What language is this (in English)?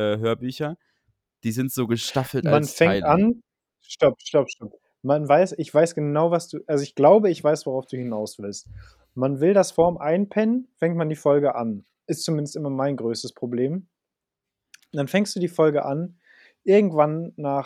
German